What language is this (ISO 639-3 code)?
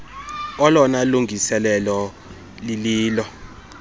xho